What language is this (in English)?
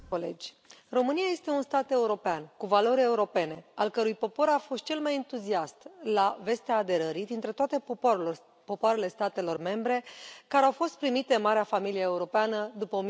Romanian